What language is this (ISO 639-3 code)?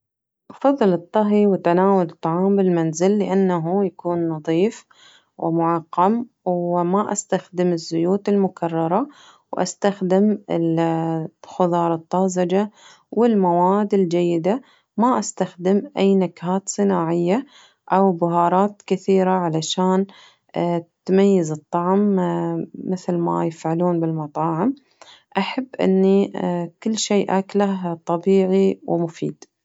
ars